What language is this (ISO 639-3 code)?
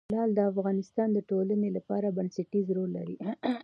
pus